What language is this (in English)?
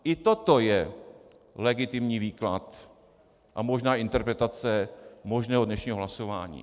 Czech